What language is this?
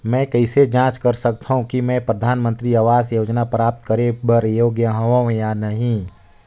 Chhattisgarhi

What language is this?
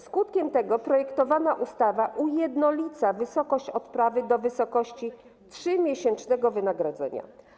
Polish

